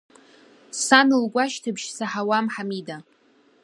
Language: Abkhazian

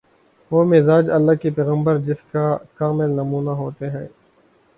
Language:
Urdu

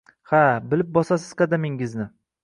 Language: Uzbek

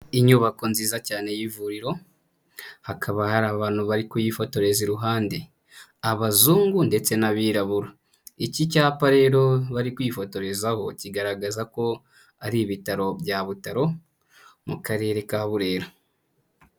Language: Kinyarwanda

